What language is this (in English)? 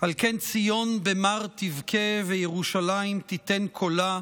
Hebrew